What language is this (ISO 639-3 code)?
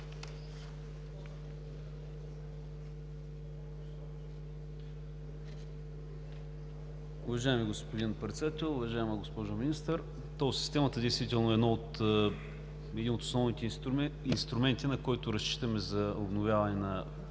bul